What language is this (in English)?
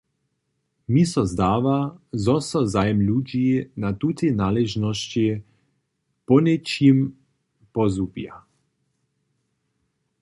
Upper Sorbian